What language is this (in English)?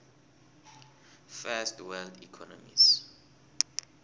South Ndebele